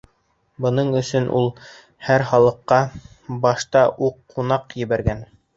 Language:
Bashkir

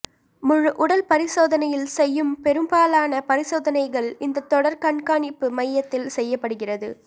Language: Tamil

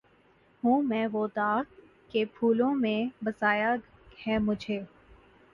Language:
Urdu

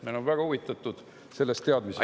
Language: Estonian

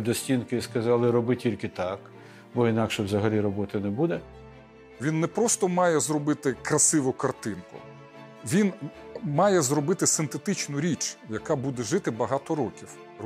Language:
Ukrainian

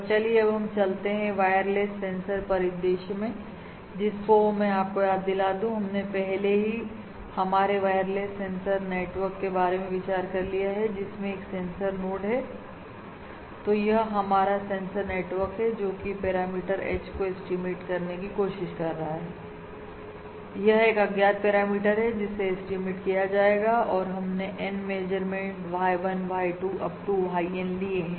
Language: Hindi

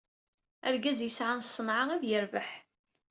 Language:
Kabyle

